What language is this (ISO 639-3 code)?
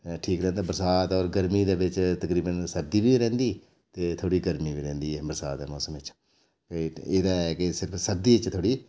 doi